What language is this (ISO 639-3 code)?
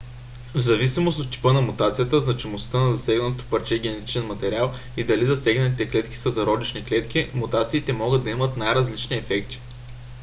bul